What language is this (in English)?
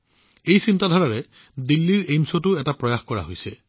Assamese